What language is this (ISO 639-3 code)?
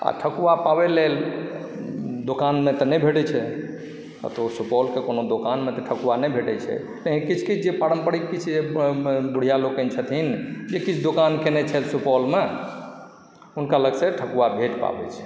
mai